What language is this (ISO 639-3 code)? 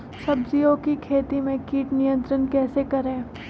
mag